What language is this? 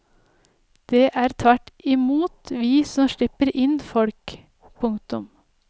Norwegian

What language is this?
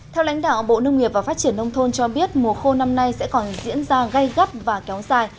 Vietnamese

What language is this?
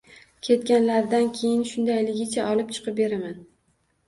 Uzbek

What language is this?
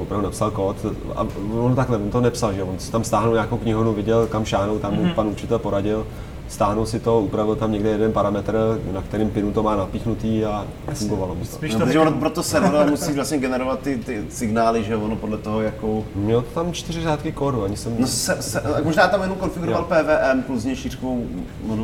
Czech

